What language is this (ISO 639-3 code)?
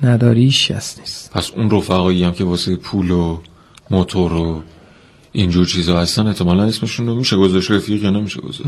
fas